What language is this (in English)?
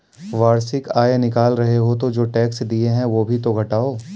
Hindi